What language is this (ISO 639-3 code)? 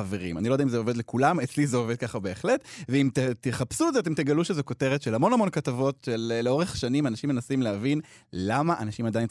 heb